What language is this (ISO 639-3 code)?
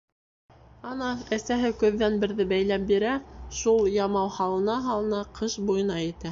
bak